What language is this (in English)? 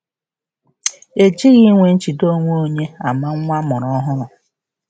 Igbo